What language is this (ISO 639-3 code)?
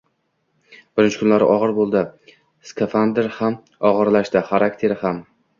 uzb